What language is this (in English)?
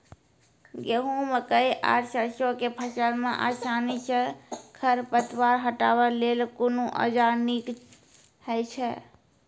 Maithili